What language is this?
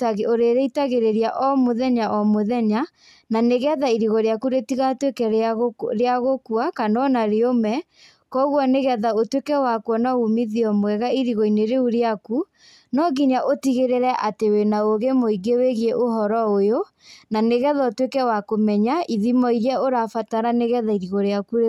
Kikuyu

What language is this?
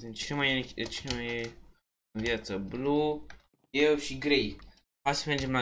Romanian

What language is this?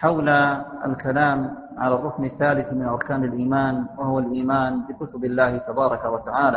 Arabic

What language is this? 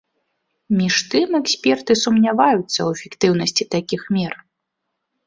Belarusian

